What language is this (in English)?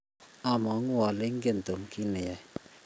Kalenjin